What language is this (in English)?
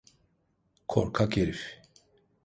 Turkish